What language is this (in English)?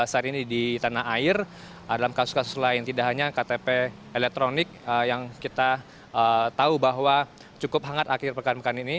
Indonesian